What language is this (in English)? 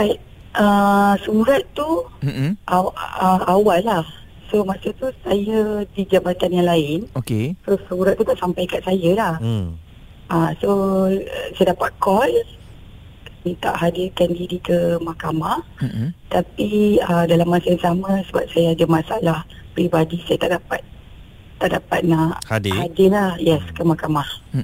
Malay